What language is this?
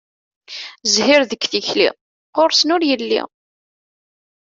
Kabyle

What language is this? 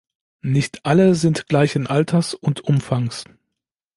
German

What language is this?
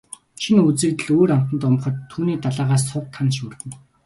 Mongolian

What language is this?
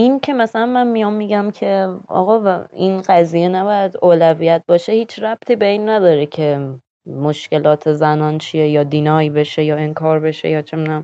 Persian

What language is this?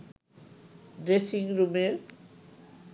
Bangla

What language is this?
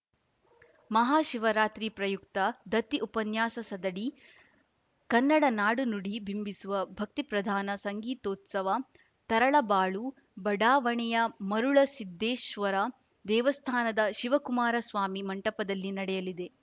Kannada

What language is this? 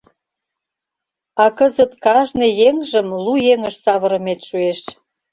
Mari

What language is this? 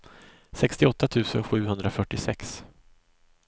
Swedish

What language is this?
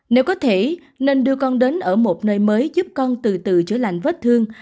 Vietnamese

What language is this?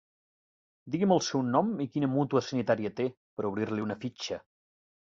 Catalan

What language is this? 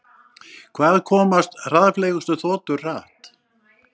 Icelandic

